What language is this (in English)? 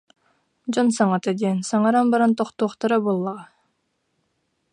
Yakut